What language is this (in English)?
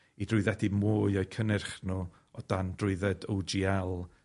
Welsh